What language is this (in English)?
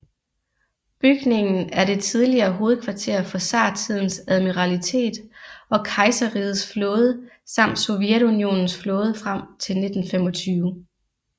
Danish